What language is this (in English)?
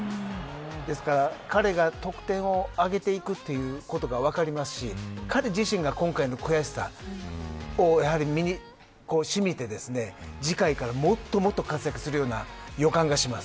Japanese